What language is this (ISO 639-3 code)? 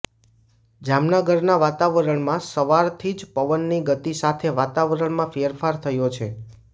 guj